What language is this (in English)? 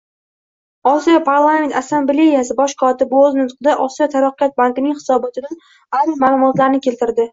Uzbek